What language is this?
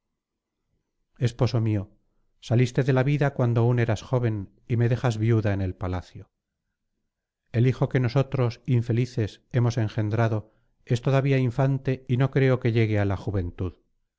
Spanish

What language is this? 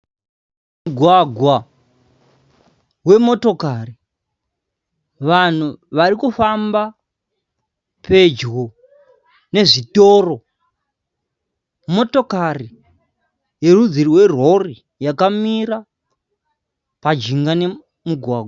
Shona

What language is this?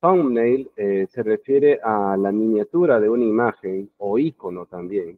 Spanish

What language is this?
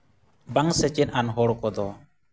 Santali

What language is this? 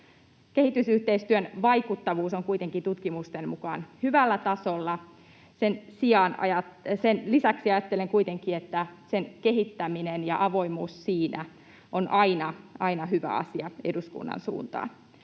Finnish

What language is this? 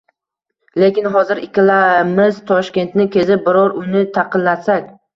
Uzbek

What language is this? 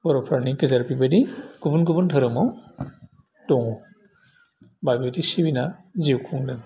Bodo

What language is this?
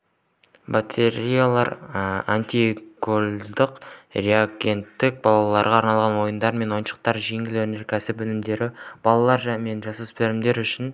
Kazakh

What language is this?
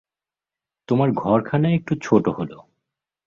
Bangla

